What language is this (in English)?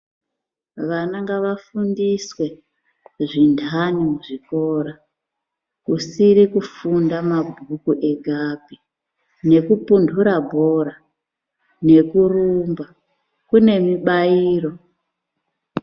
Ndau